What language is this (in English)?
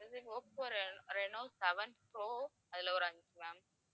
Tamil